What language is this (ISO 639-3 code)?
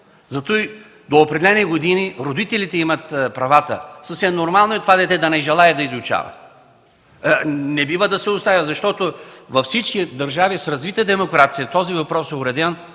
bul